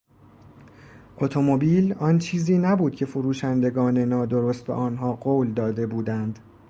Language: Persian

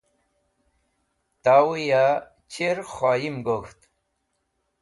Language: Wakhi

